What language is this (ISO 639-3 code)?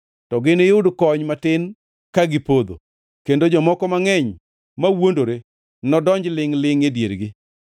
luo